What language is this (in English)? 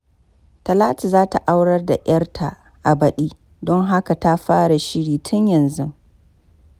Hausa